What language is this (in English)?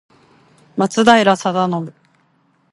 Japanese